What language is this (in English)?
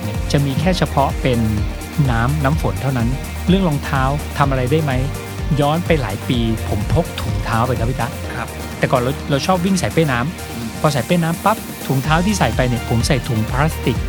Thai